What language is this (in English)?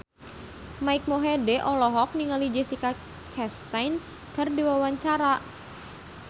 Sundanese